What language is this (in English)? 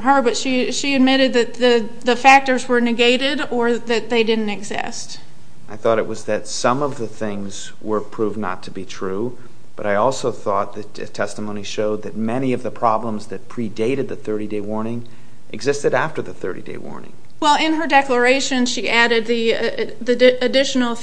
English